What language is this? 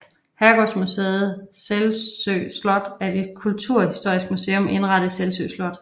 Danish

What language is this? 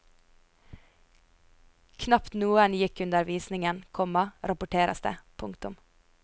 Norwegian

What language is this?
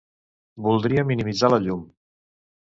Catalan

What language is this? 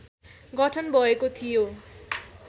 Nepali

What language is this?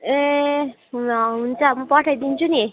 Nepali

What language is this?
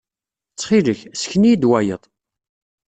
Kabyle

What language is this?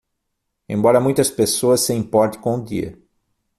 Portuguese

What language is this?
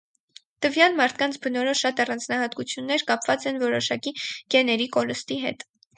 Armenian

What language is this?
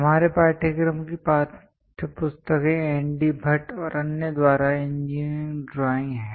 Hindi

